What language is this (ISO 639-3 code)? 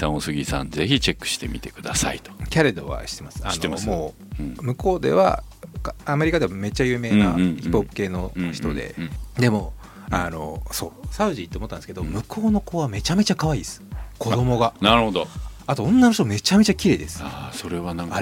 jpn